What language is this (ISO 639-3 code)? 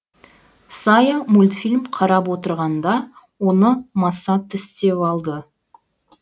kaz